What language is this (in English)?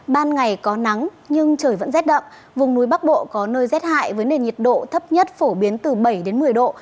Vietnamese